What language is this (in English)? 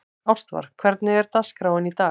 Icelandic